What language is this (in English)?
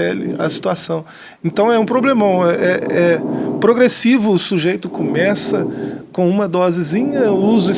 Portuguese